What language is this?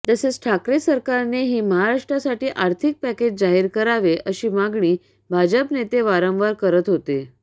Marathi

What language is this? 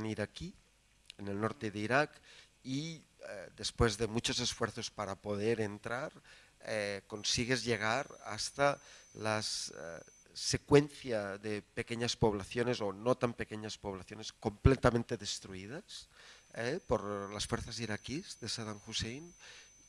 Spanish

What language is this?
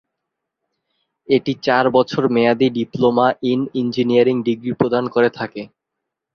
Bangla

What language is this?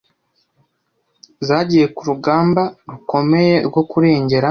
Kinyarwanda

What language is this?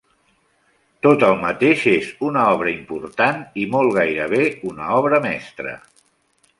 Catalan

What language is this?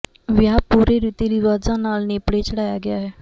Punjabi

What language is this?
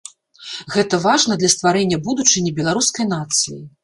Belarusian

